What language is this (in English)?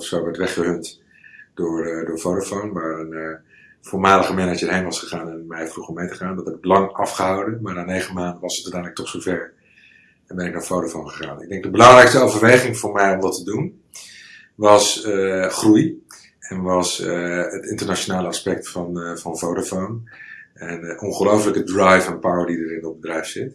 Dutch